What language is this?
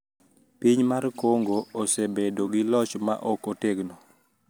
Luo (Kenya and Tanzania)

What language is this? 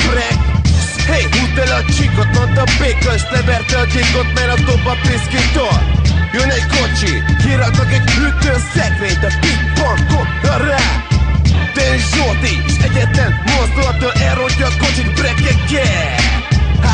Hungarian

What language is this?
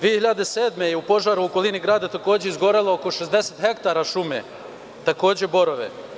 Serbian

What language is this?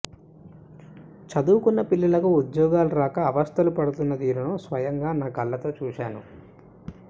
Telugu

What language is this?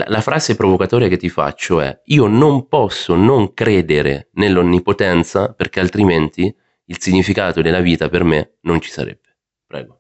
Italian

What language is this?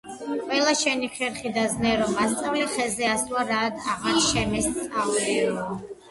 Georgian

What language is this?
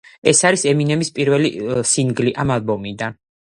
Georgian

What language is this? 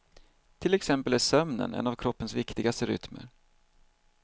Swedish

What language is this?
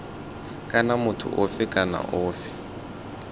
Tswana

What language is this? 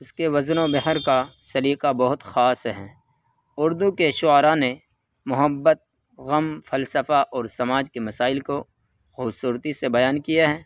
Urdu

